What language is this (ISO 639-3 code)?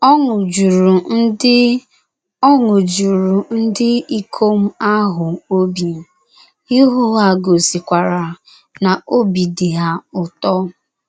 ibo